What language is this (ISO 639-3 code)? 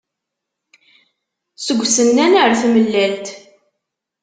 kab